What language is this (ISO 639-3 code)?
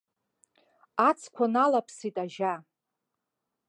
abk